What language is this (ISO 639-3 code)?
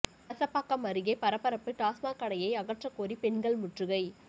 tam